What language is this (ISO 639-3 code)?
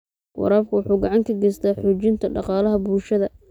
som